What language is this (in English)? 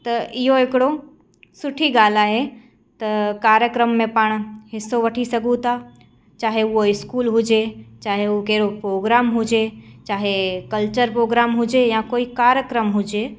Sindhi